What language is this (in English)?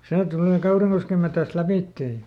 Finnish